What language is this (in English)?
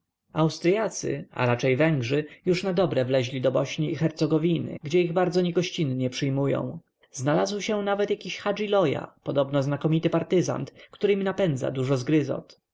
Polish